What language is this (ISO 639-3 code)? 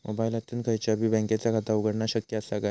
mar